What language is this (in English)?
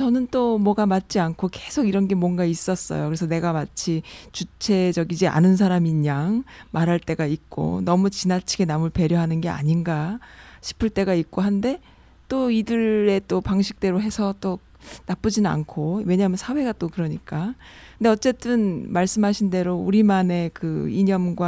Korean